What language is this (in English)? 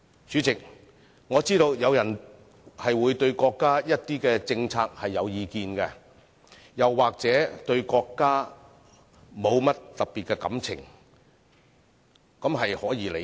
Cantonese